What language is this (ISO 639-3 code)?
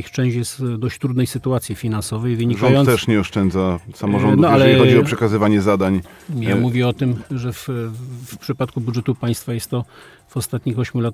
pol